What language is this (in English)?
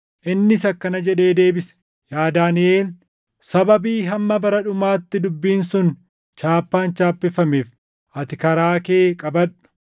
Oromo